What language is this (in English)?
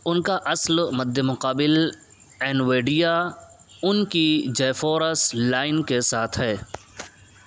Urdu